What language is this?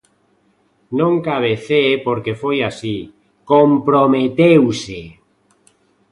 Galician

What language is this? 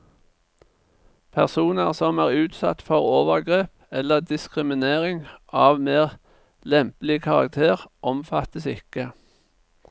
Norwegian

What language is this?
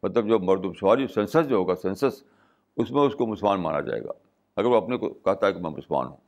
Urdu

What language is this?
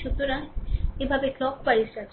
Bangla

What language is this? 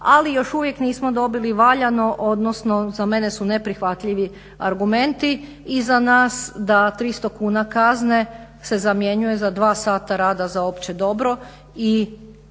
Croatian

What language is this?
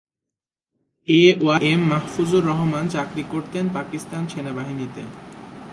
Bangla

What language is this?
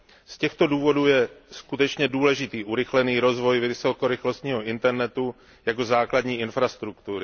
Czech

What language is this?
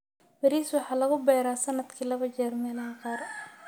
Somali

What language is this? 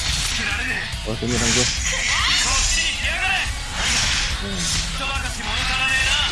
Indonesian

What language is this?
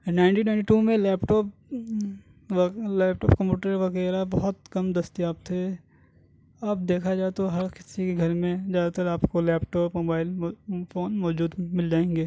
Urdu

